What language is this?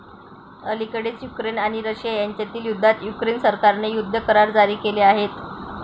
Marathi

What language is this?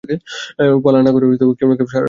Bangla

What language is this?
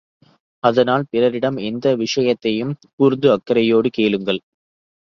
Tamil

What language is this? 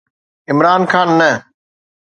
Sindhi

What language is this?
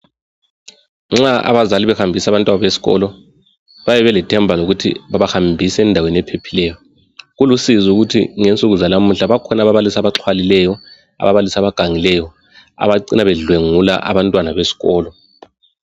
North Ndebele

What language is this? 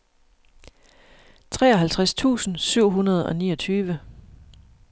Danish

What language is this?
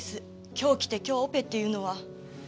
Japanese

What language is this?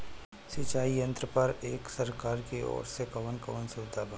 Bhojpuri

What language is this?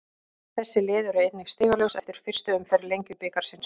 Icelandic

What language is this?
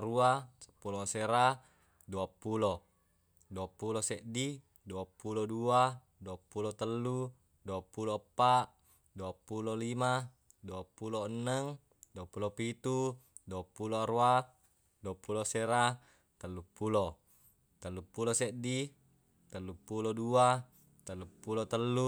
Buginese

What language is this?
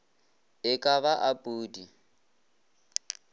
Northern Sotho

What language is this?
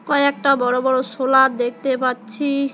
Bangla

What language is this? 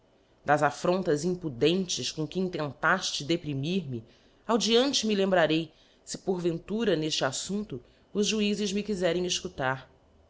Portuguese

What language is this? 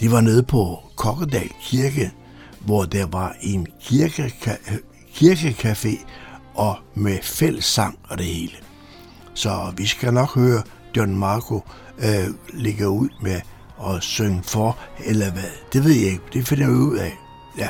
Danish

